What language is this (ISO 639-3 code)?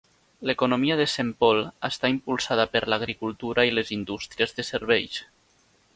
cat